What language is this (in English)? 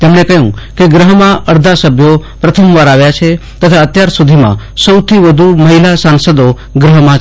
Gujarati